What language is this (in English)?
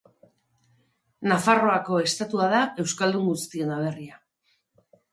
Basque